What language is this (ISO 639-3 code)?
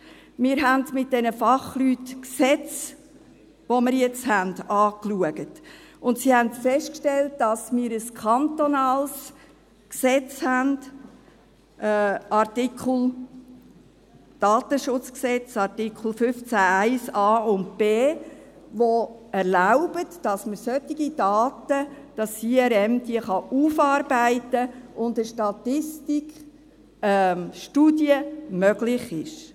gsw